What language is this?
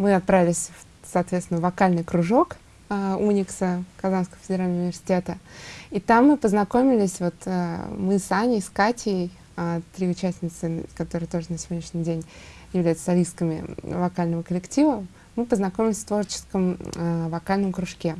Russian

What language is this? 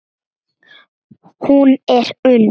Icelandic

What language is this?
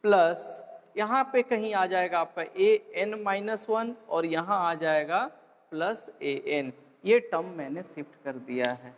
Hindi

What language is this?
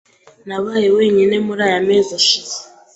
Kinyarwanda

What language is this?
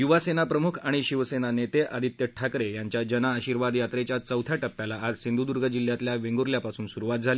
Marathi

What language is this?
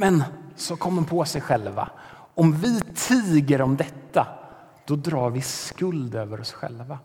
Swedish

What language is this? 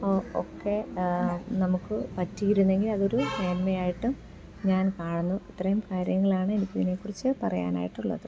Malayalam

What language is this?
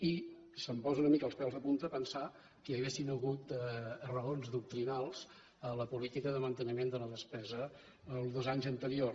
Catalan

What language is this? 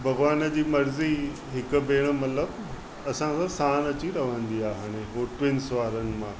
Sindhi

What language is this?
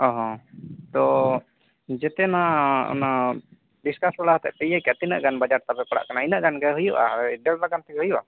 Santali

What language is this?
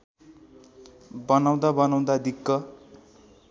Nepali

